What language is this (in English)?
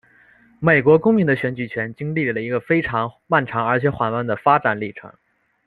Chinese